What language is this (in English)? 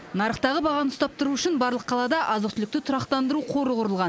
Kazakh